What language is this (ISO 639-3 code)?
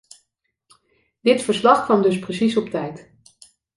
nld